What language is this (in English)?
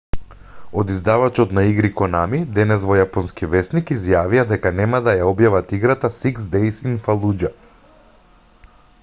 Macedonian